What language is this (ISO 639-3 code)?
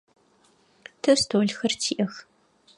ady